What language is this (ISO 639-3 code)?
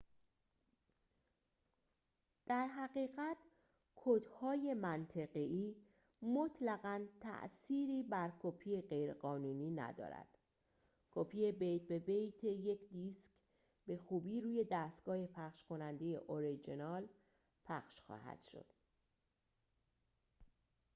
fas